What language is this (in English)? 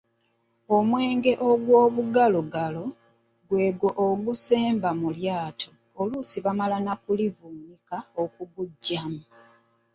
Ganda